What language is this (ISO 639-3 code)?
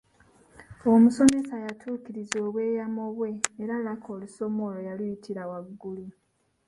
lug